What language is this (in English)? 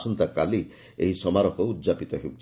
Odia